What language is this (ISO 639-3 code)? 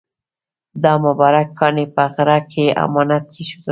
pus